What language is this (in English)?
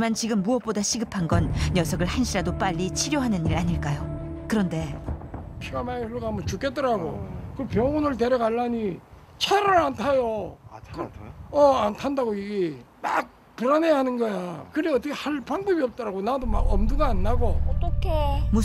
Korean